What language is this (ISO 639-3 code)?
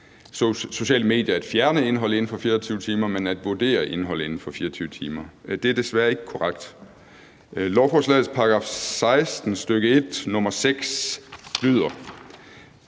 dan